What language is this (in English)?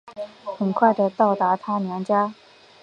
Chinese